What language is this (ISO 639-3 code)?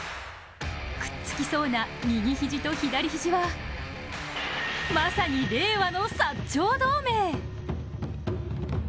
jpn